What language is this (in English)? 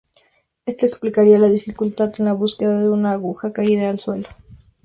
Spanish